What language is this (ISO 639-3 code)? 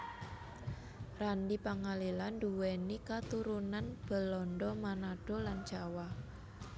jav